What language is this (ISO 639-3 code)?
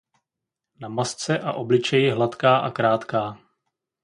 ces